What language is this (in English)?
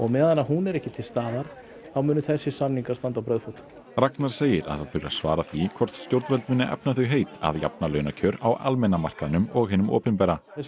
Icelandic